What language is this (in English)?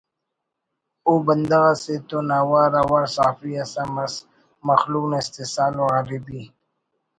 Brahui